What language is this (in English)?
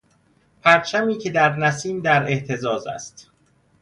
Persian